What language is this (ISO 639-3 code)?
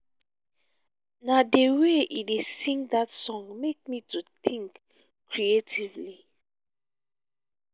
pcm